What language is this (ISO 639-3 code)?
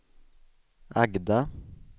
swe